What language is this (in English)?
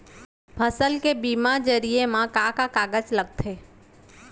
Chhattisgarhi